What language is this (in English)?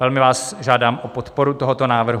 Czech